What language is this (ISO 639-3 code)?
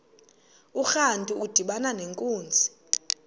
xho